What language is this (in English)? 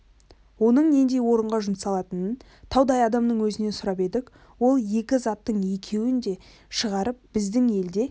Kazakh